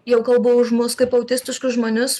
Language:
Lithuanian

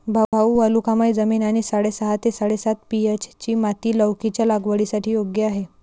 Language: Marathi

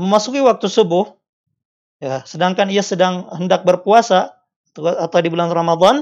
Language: Indonesian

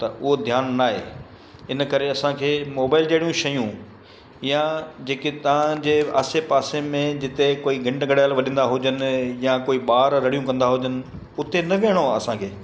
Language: Sindhi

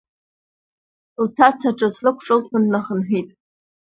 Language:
Abkhazian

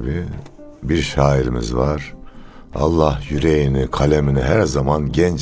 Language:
Turkish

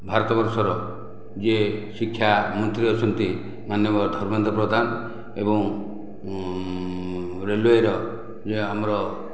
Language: Odia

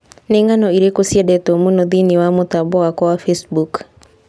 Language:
Kikuyu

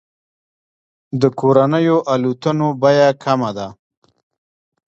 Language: Pashto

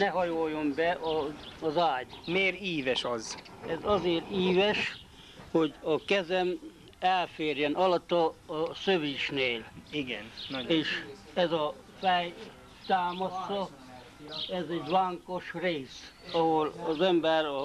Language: Hungarian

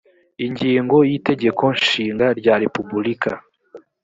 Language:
Kinyarwanda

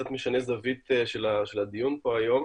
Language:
Hebrew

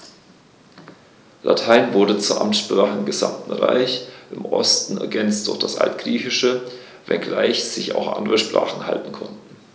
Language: German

